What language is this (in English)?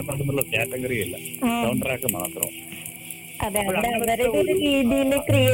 Malayalam